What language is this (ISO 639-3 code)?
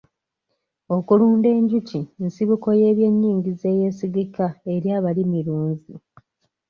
lug